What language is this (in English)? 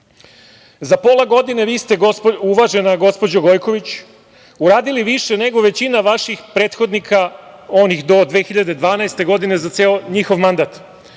Serbian